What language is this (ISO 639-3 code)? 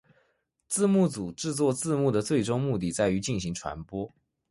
zho